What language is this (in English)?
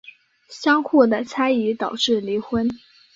Chinese